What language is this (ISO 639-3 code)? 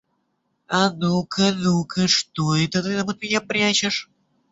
rus